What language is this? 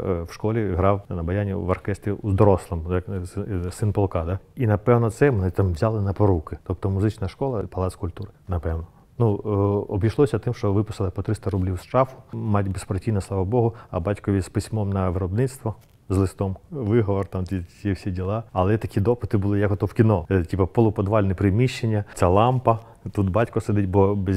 Ukrainian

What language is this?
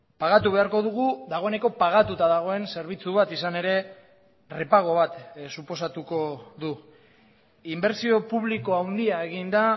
Basque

